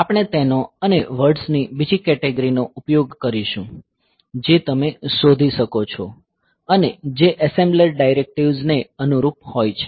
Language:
Gujarati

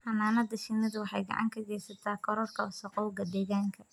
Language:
Somali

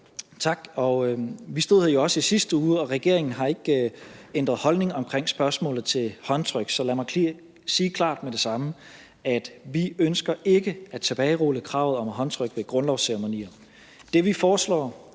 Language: Danish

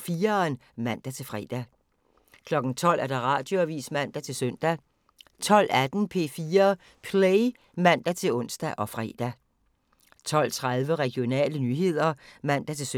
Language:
Danish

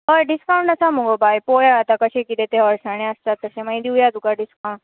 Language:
Konkani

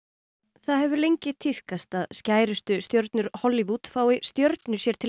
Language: Icelandic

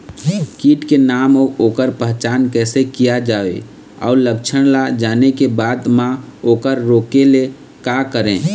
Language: Chhattisgarhi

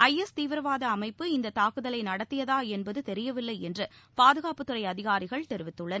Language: Tamil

